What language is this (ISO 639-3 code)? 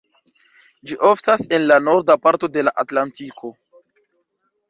epo